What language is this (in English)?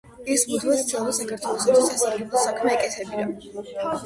Georgian